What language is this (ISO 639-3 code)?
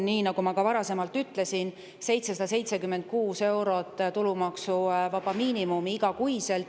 est